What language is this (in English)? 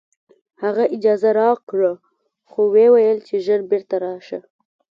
Pashto